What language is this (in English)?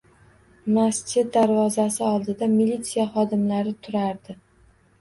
Uzbek